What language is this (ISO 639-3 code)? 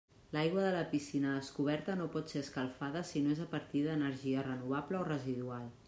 cat